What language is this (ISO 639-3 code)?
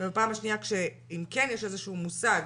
heb